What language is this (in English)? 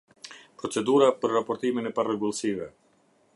Albanian